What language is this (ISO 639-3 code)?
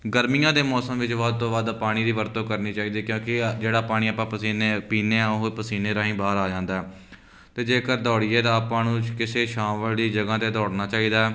pan